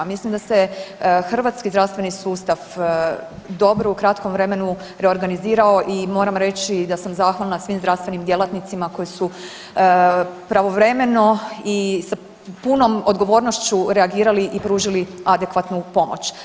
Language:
Croatian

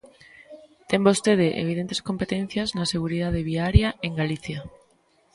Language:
Galician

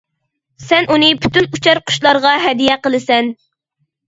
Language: Uyghur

